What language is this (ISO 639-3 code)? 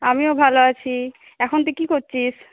ben